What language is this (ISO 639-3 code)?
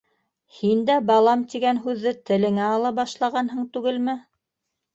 bak